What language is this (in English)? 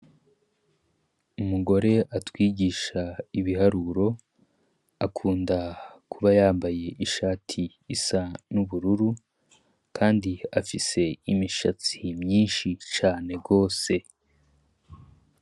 Rundi